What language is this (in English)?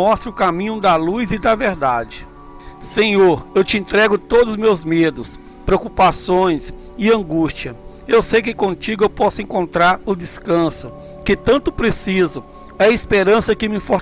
Portuguese